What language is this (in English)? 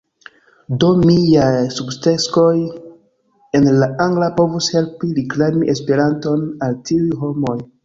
Esperanto